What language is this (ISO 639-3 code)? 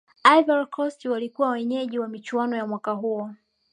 swa